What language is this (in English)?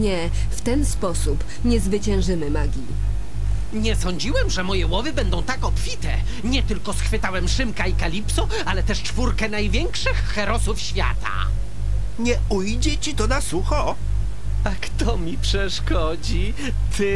Polish